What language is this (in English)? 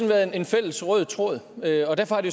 Danish